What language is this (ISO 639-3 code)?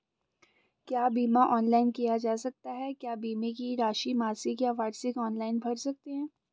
hin